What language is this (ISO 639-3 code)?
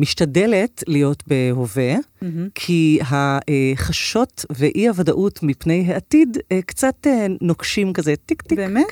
heb